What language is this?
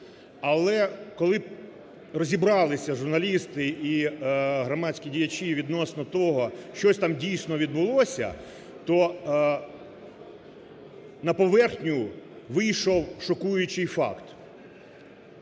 Ukrainian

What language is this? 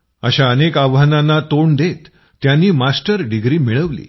Marathi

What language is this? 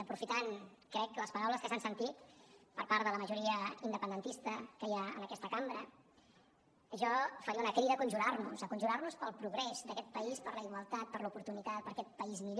Catalan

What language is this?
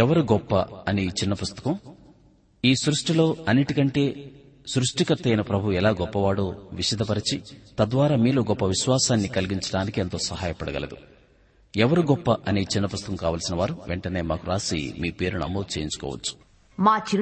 Telugu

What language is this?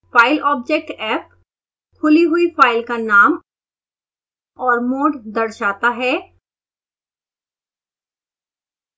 Hindi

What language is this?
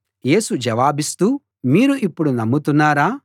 Telugu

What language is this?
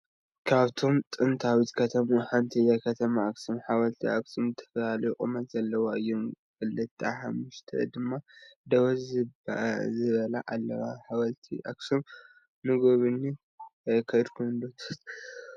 Tigrinya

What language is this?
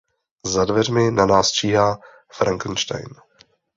Czech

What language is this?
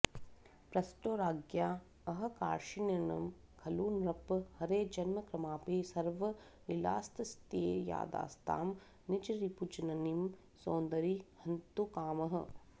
Sanskrit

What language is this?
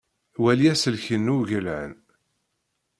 Kabyle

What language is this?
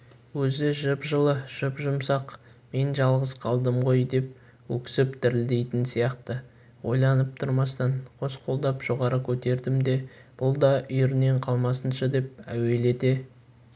Kazakh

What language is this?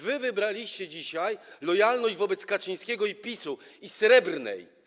Polish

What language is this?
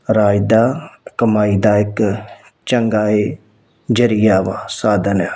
Punjabi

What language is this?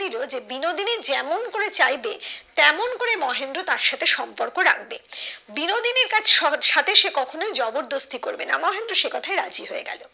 Bangla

